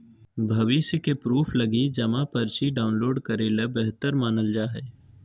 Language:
Magahi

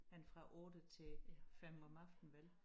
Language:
Danish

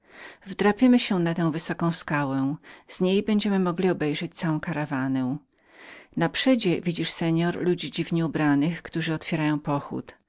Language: Polish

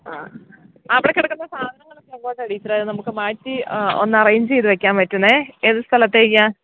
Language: Malayalam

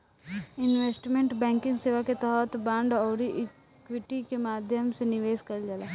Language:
Bhojpuri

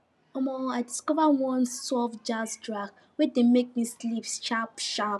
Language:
Nigerian Pidgin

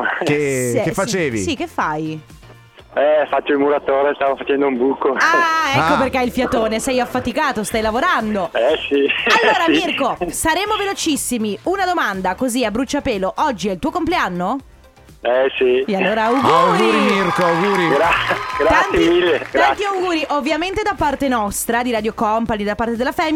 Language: Italian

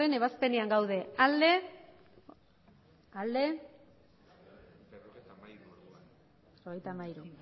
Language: Basque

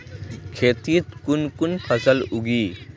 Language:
Magahi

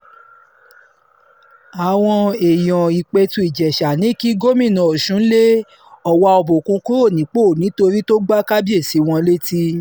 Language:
Yoruba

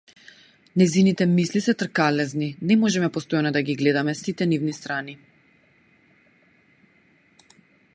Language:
Macedonian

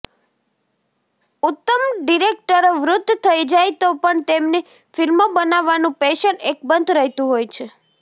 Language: Gujarati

